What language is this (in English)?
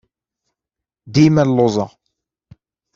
Kabyle